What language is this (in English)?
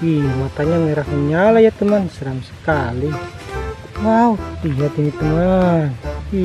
Indonesian